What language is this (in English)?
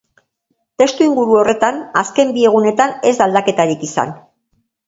Basque